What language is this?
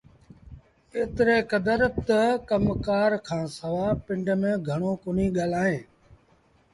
Sindhi Bhil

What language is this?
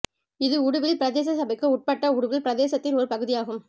Tamil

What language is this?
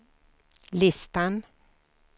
Swedish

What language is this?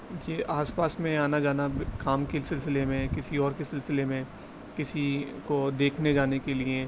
Urdu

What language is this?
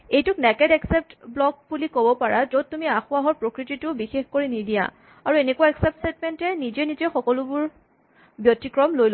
Assamese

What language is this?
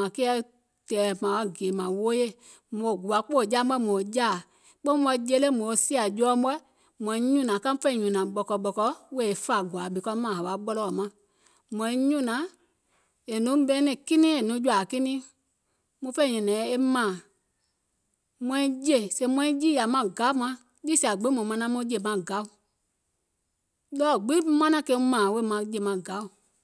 Gola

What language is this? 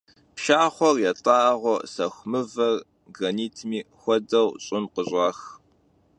Kabardian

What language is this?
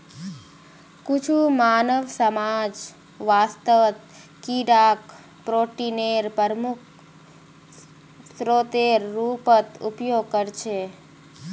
Magahi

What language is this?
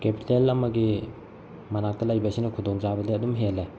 Manipuri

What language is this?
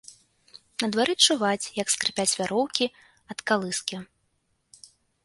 Belarusian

